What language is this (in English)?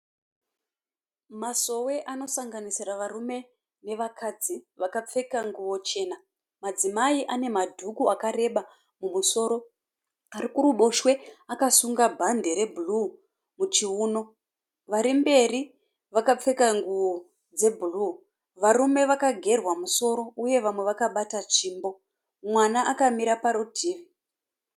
Shona